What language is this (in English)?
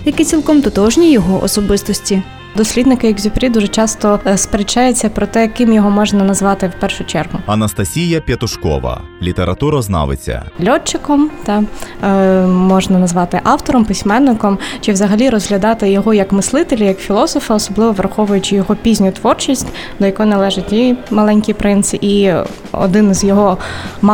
Ukrainian